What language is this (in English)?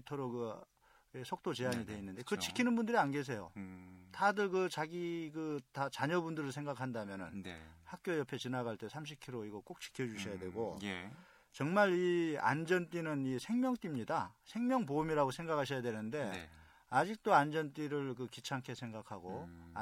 Korean